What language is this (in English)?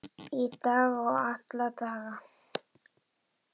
Icelandic